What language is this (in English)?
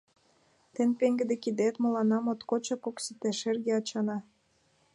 Mari